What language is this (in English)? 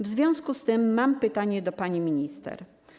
Polish